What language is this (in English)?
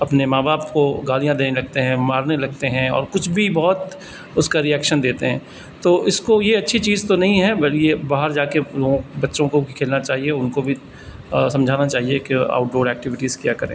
Urdu